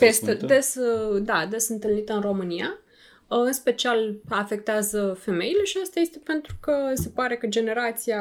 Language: Romanian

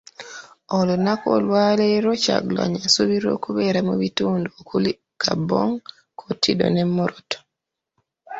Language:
Ganda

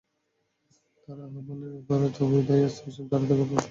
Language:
Bangla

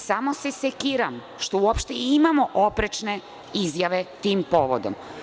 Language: Serbian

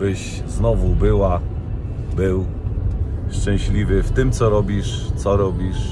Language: Polish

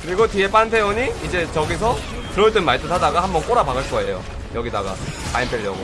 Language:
Korean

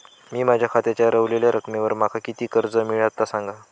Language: Marathi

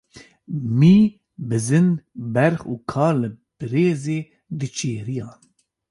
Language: Kurdish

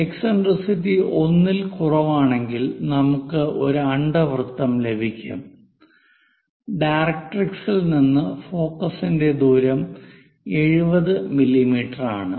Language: Malayalam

